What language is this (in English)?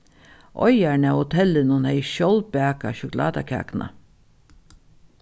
Faroese